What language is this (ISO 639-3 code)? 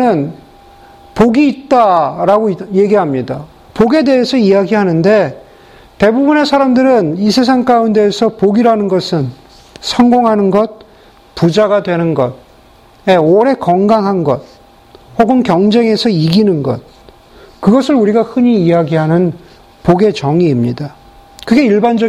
kor